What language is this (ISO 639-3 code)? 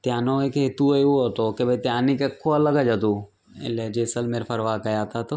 guj